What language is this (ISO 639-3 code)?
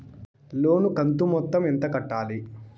tel